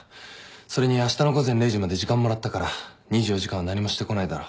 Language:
Japanese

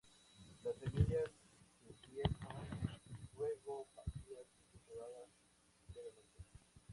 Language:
Spanish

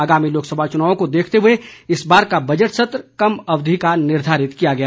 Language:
Hindi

